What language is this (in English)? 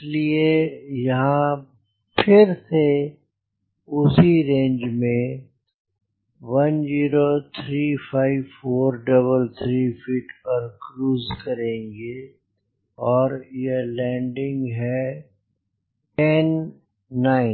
Hindi